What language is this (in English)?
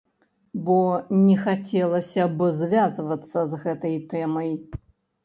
Belarusian